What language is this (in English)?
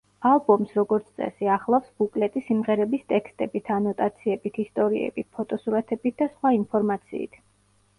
Georgian